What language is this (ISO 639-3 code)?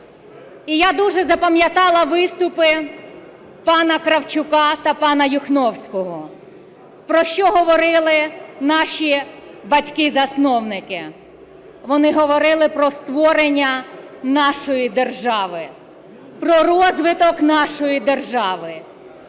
ukr